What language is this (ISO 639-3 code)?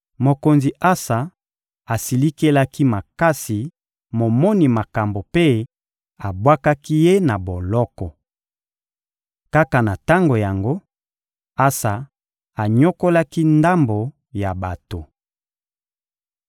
lin